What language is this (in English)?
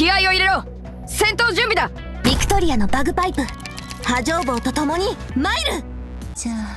Japanese